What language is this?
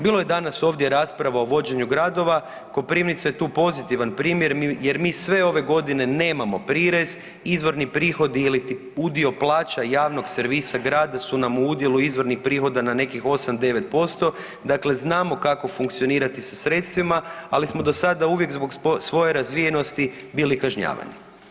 Croatian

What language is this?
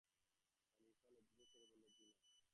Bangla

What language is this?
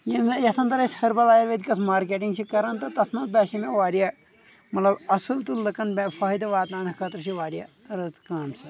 Kashmiri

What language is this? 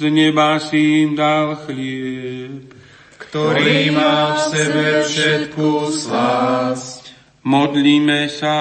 Slovak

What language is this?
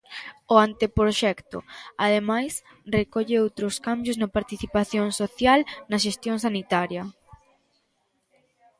Galician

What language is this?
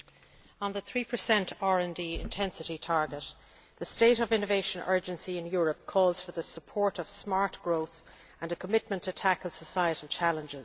English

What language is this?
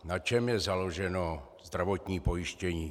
Czech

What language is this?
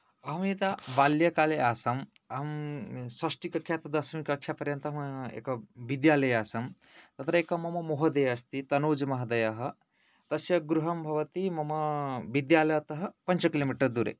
Sanskrit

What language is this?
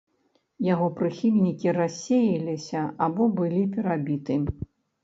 Belarusian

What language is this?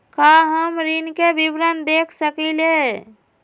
Magahi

